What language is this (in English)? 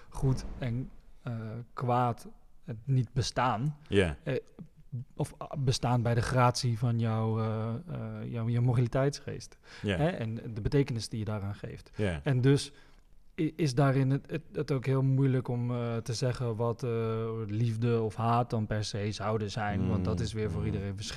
Dutch